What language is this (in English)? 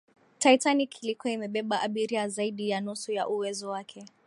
Swahili